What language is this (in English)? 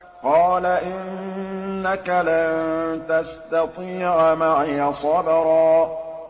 Arabic